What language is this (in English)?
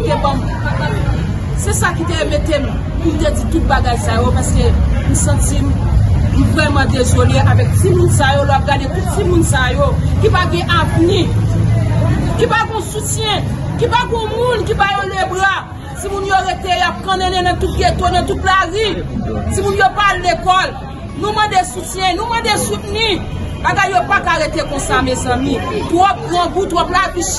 French